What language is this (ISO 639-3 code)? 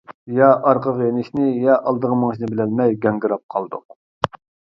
uig